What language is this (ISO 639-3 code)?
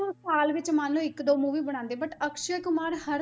pan